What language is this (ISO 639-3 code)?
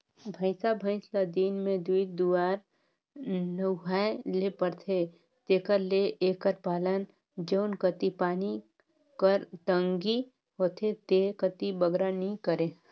hne